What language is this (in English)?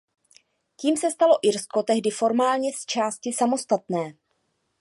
Czech